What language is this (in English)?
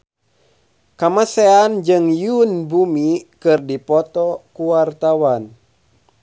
Sundanese